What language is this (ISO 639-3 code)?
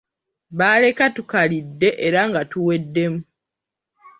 lug